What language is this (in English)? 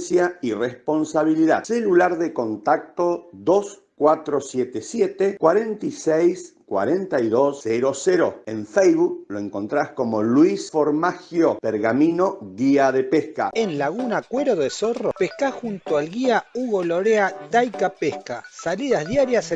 Spanish